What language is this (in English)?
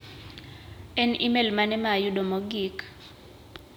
Luo (Kenya and Tanzania)